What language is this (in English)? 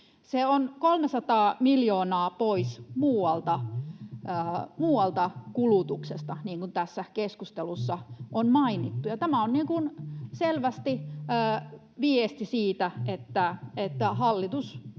Finnish